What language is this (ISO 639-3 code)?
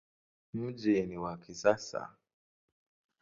swa